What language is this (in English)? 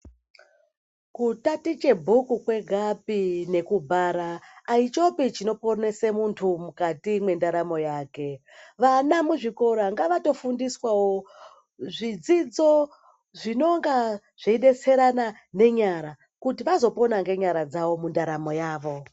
Ndau